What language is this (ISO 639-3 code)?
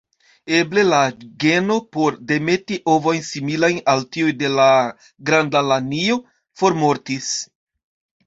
epo